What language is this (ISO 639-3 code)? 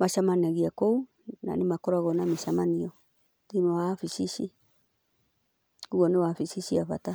kik